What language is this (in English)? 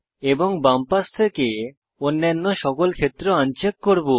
Bangla